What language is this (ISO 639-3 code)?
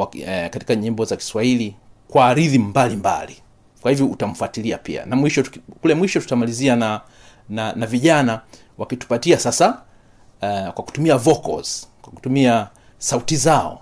swa